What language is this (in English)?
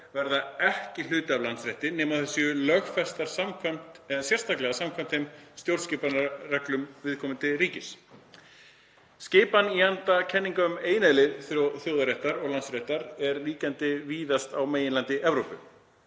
Icelandic